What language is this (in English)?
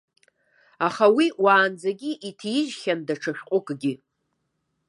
Abkhazian